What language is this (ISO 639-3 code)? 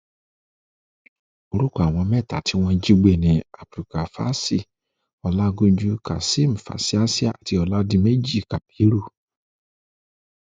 yor